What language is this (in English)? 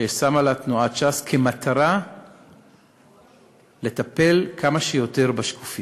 Hebrew